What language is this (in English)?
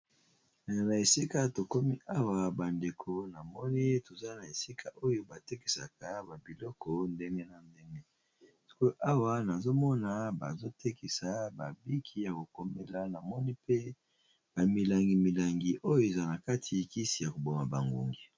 Lingala